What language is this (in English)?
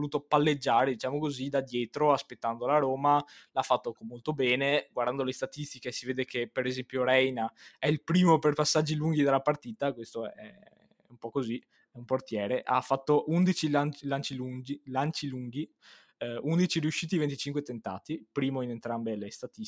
Italian